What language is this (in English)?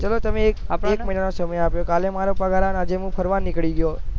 Gujarati